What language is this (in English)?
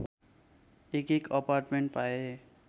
Nepali